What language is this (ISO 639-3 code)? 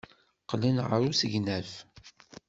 kab